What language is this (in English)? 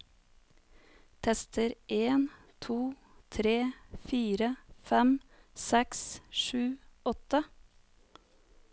Norwegian